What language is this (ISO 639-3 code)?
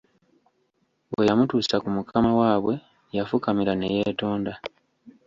lug